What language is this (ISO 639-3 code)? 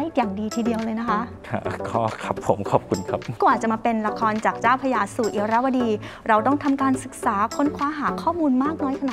tha